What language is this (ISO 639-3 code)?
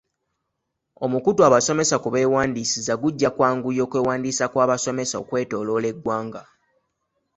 lug